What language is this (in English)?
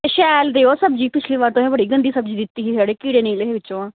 Dogri